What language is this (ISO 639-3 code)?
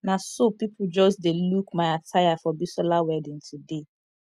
pcm